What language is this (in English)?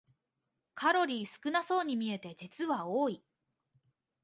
Japanese